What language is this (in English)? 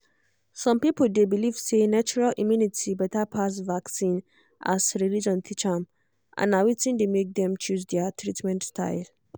Nigerian Pidgin